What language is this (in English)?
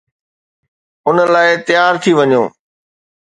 Sindhi